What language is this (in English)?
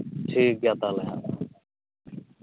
Santali